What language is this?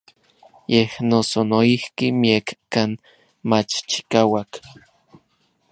Orizaba Nahuatl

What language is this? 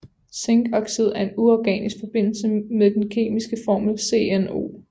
Danish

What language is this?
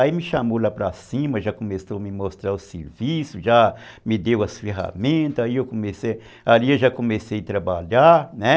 Portuguese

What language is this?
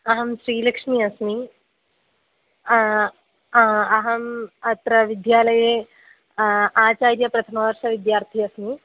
Sanskrit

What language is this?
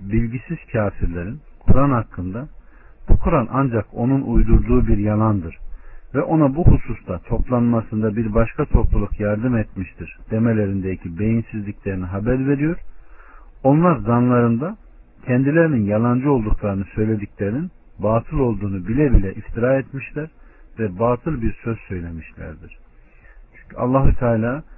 Turkish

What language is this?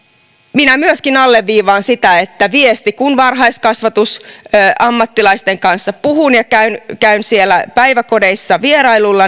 Finnish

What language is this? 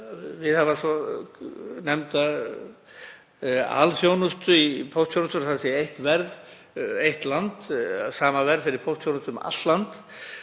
Icelandic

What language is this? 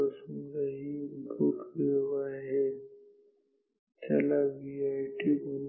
Marathi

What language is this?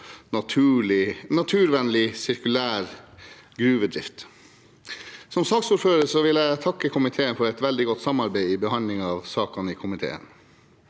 Norwegian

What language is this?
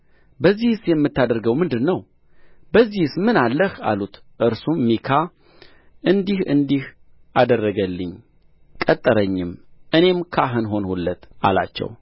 Amharic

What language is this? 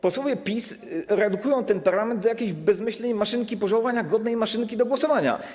Polish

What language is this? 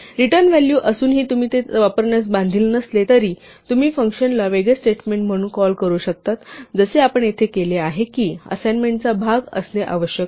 Marathi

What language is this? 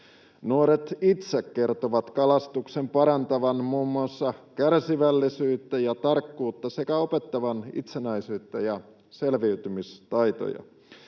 Finnish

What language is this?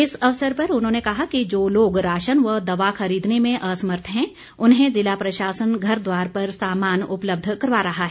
Hindi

